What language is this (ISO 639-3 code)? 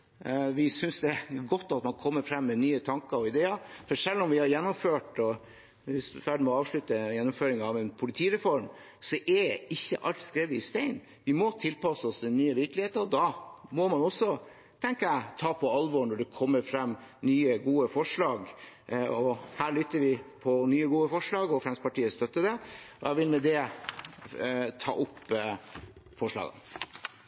nob